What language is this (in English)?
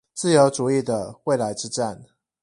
Chinese